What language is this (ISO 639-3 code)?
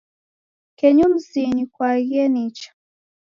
dav